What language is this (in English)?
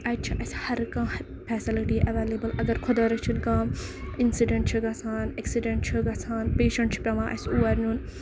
Kashmiri